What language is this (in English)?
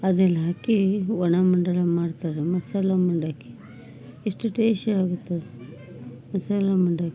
Kannada